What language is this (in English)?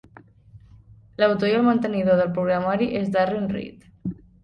Catalan